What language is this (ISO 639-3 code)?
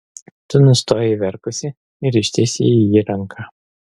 lit